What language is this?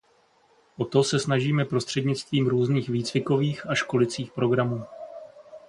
Czech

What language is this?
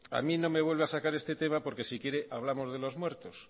Spanish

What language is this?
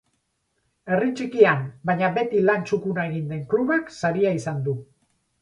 Basque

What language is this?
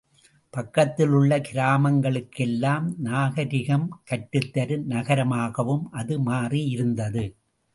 Tamil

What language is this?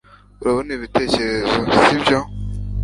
Kinyarwanda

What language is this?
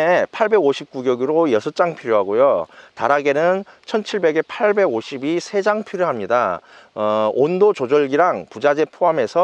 Korean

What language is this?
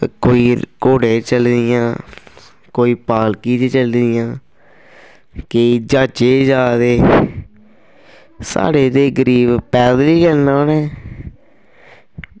Dogri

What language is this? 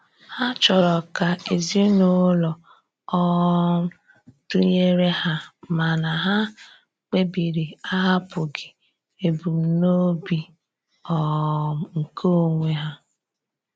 Igbo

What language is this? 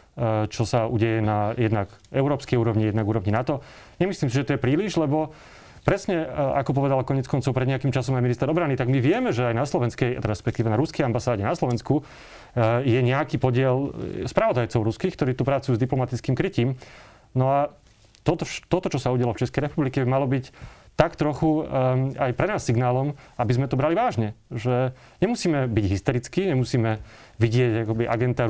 Slovak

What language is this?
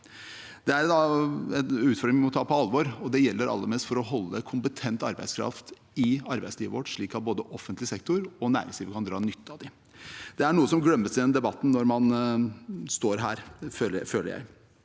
Norwegian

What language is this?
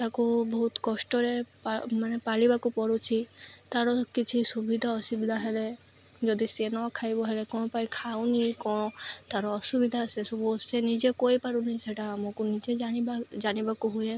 Odia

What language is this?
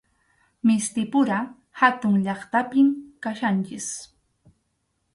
Arequipa-La Unión Quechua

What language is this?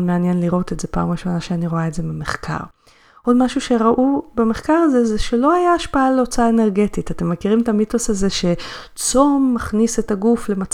Hebrew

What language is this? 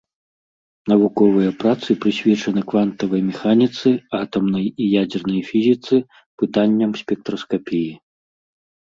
Belarusian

